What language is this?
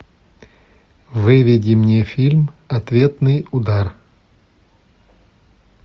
Russian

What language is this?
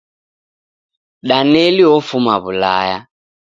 Taita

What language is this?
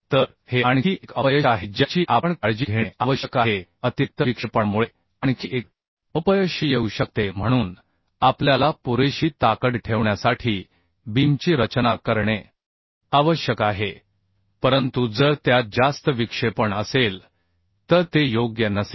Marathi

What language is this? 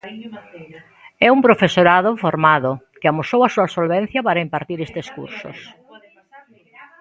Galician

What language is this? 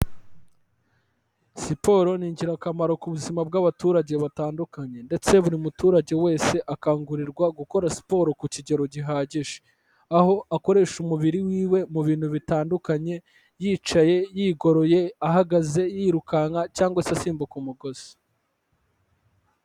Kinyarwanda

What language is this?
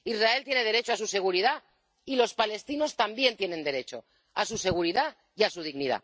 Spanish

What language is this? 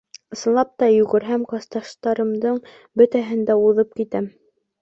Bashkir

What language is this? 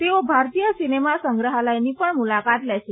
Gujarati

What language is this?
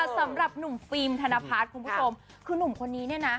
Thai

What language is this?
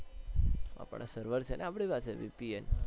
Gujarati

